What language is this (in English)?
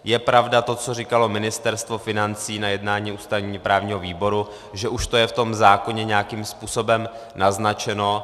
Czech